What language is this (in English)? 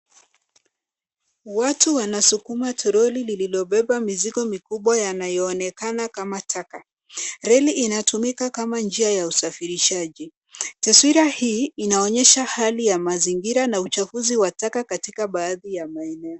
Swahili